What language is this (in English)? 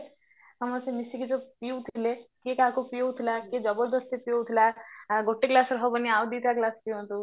Odia